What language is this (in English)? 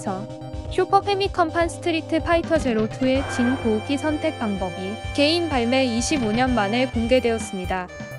Korean